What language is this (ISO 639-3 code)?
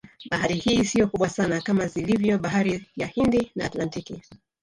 swa